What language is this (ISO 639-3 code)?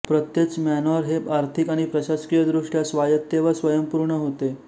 mar